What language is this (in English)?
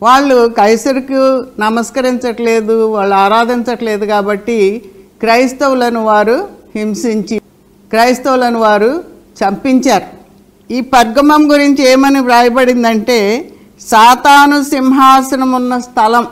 Telugu